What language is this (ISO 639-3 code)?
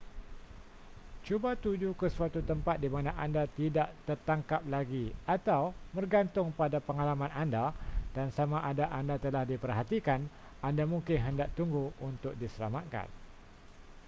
msa